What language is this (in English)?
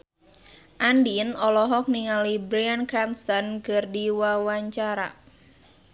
Sundanese